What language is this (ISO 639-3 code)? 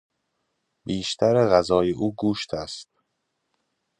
fas